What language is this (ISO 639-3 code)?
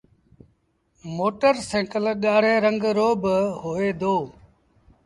sbn